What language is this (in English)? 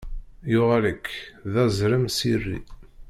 Kabyle